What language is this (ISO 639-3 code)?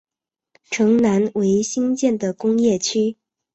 zho